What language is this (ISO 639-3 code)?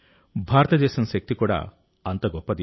tel